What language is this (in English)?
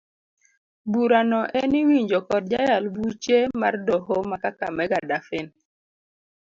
Luo (Kenya and Tanzania)